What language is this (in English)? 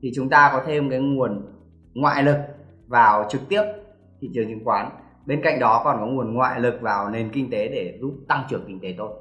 Vietnamese